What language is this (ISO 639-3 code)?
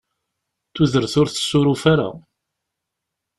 kab